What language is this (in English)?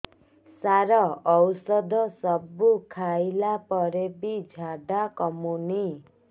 Odia